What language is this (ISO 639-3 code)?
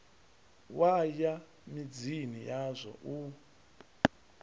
ven